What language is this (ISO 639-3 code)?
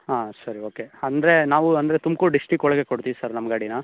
kan